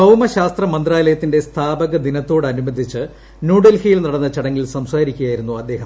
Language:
Malayalam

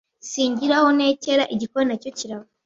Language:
Kinyarwanda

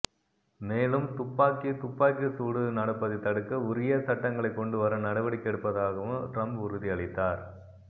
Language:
Tamil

